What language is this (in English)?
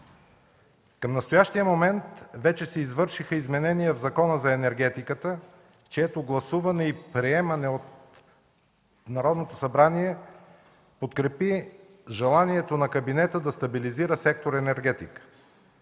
Bulgarian